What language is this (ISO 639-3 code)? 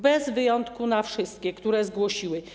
pol